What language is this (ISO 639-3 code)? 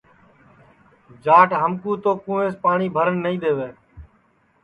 ssi